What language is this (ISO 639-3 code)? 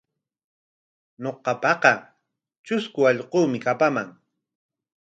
qwa